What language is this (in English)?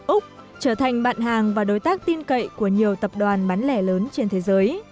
Vietnamese